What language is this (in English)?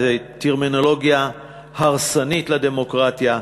Hebrew